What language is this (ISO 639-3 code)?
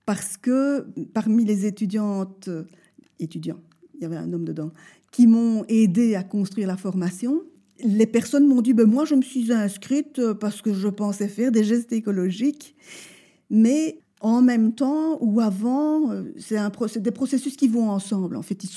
fra